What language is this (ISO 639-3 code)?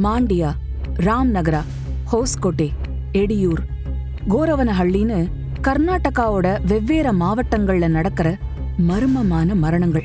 tam